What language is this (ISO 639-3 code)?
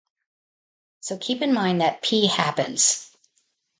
eng